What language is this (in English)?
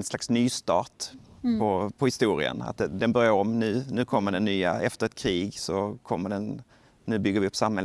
Swedish